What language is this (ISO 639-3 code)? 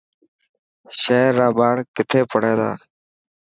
mki